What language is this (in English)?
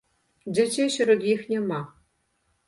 Belarusian